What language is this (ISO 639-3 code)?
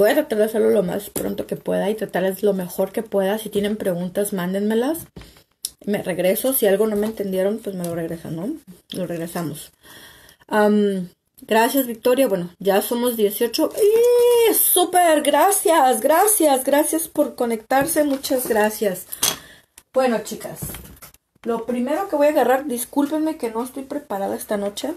spa